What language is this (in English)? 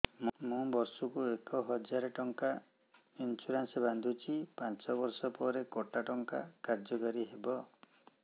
Odia